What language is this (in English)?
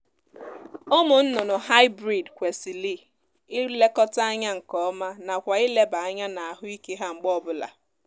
Igbo